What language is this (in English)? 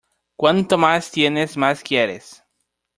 Spanish